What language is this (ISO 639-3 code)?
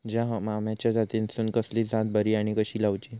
mar